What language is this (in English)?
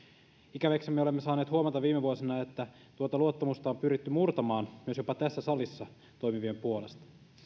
Finnish